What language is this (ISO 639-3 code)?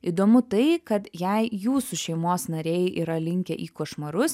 lit